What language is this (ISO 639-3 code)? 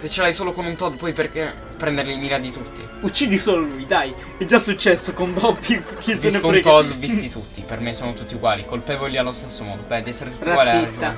ita